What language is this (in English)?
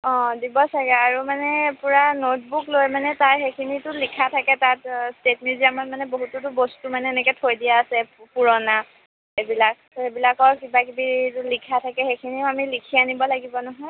Assamese